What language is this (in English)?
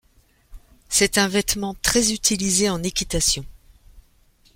French